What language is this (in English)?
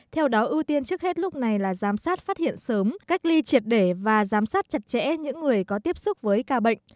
Vietnamese